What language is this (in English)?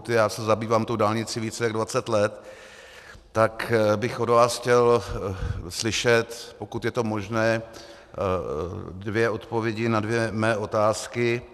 Czech